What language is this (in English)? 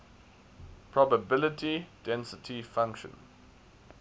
English